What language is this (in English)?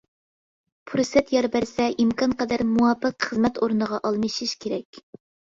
Uyghur